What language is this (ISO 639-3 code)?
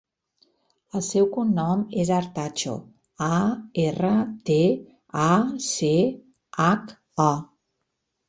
cat